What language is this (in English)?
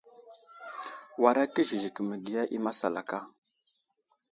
Wuzlam